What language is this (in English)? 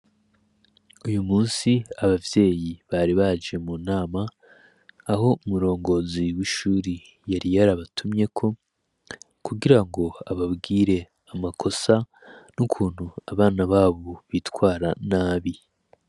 Rundi